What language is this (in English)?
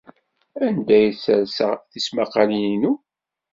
Kabyle